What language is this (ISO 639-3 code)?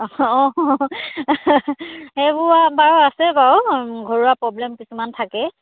asm